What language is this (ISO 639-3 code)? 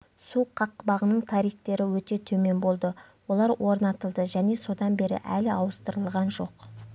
kaz